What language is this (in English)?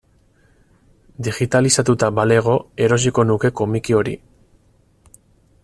Basque